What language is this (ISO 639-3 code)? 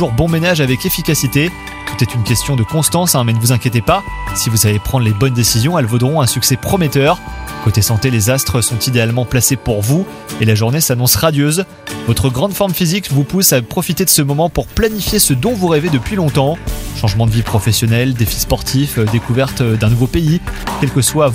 fra